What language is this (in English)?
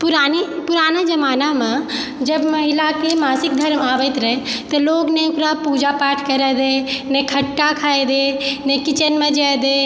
Maithili